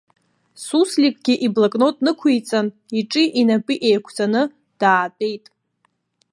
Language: Abkhazian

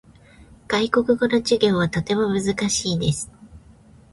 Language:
Japanese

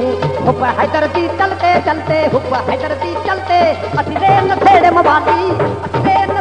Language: Thai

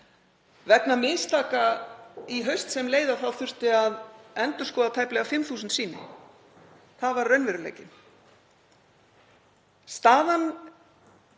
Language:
Icelandic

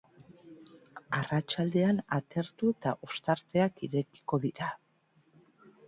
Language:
Basque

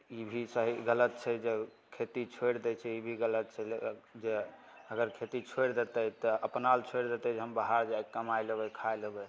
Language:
Maithili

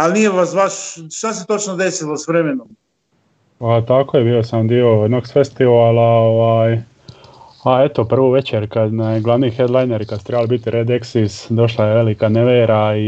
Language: Croatian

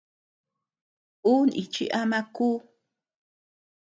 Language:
Tepeuxila Cuicatec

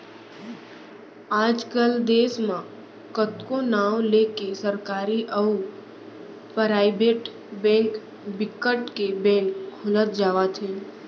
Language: Chhattisgarhi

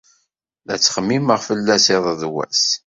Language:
Kabyle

